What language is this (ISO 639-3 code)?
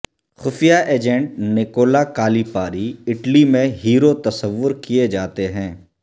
urd